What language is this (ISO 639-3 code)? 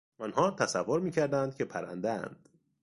fas